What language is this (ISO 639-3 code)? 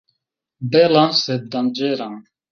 epo